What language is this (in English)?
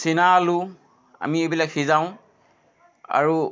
Assamese